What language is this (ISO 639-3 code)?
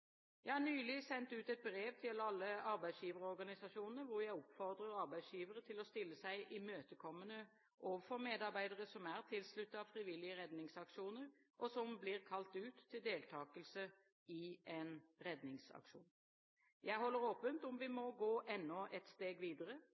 nob